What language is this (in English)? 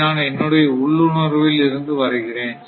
Tamil